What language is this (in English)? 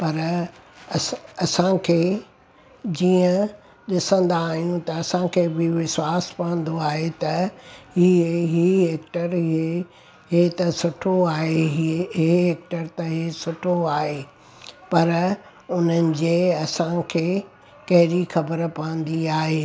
Sindhi